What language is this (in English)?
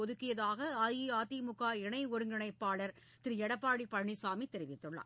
Tamil